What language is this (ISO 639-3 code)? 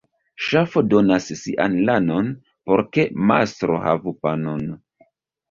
epo